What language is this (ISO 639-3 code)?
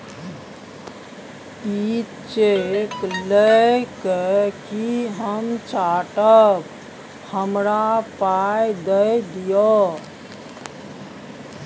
mai